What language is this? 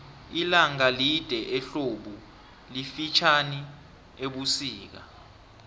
South Ndebele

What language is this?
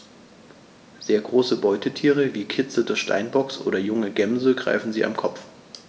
German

